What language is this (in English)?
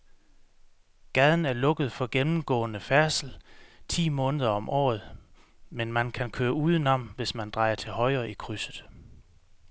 Danish